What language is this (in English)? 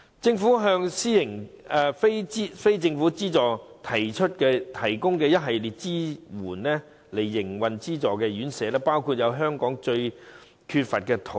Cantonese